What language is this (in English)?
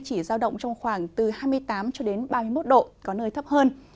Vietnamese